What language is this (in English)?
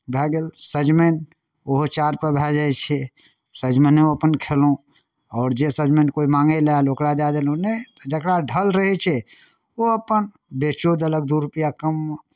Maithili